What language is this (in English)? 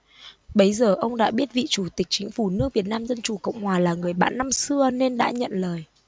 Vietnamese